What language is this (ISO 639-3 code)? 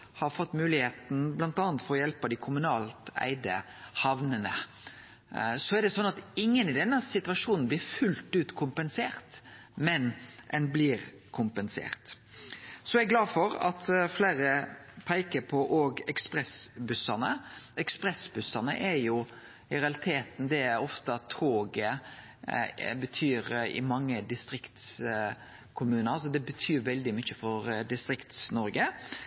nno